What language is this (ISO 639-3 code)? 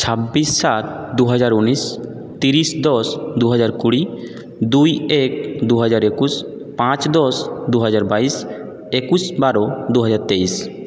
ben